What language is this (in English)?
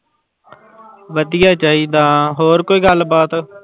Punjabi